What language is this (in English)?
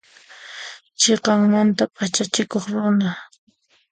Puno Quechua